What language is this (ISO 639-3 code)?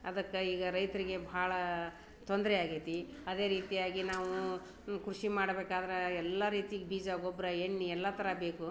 kan